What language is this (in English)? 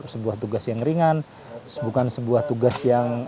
Indonesian